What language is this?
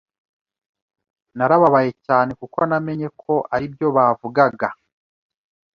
Kinyarwanda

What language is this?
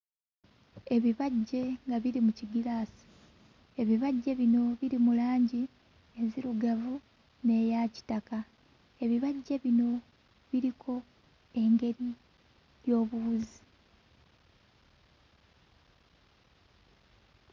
Ganda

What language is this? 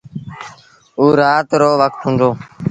Sindhi Bhil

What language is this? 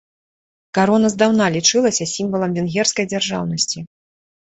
Belarusian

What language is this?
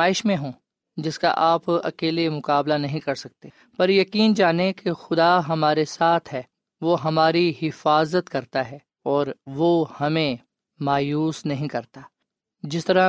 Urdu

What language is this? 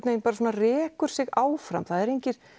Icelandic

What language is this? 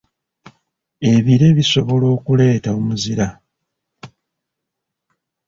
Ganda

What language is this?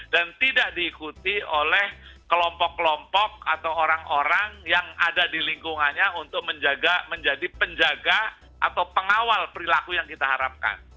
Indonesian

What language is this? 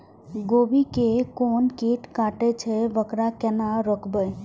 Maithili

